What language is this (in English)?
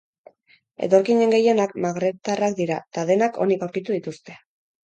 Basque